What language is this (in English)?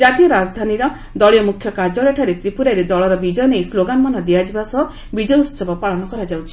Odia